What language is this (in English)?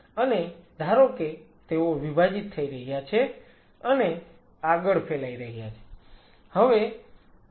Gujarati